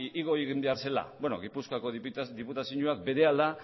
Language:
Basque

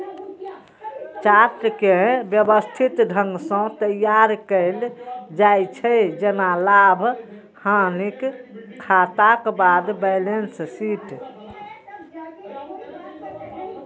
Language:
Maithili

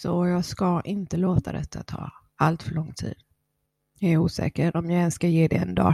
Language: Swedish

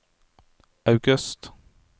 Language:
Norwegian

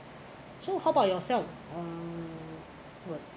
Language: English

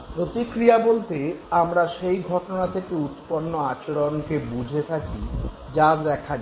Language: Bangla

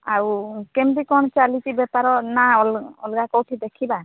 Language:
Odia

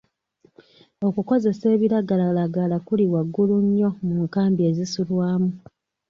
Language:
Ganda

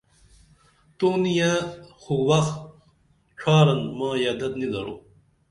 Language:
Dameli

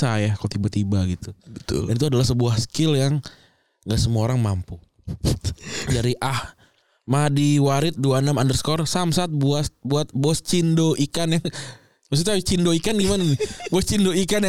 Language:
Indonesian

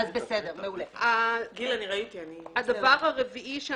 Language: Hebrew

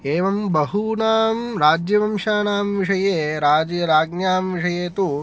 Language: Sanskrit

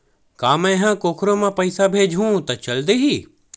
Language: Chhattisgarhi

